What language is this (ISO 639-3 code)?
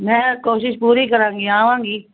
pan